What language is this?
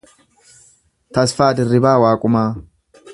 Oromo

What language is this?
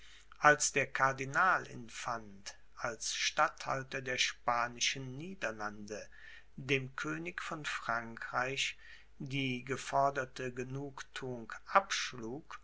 German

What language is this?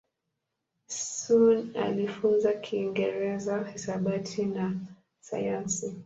Swahili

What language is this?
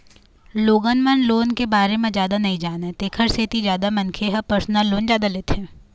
Chhattisgarhi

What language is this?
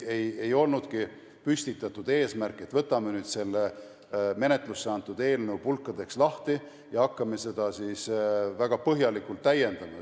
Estonian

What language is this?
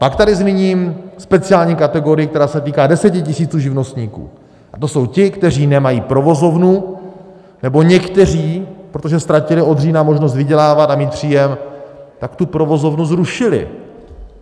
Czech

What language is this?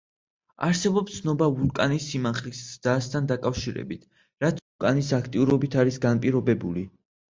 Georgian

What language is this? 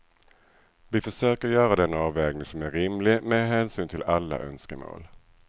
Swedish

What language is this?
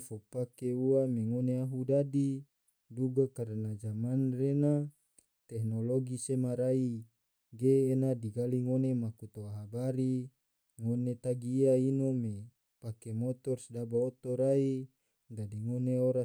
Tidore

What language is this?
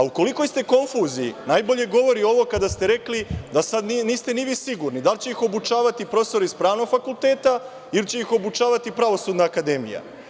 Serbian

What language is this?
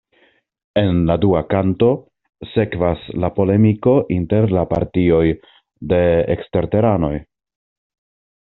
Esperanto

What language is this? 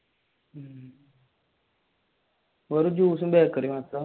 Malayalam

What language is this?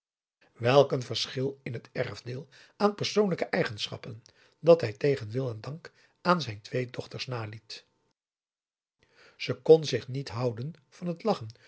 Dutch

